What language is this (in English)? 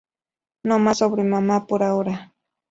Spanish